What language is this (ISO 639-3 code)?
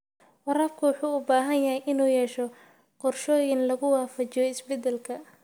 som